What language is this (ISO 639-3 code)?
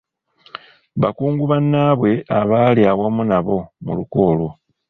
lug